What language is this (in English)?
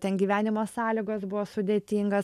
Lithuanian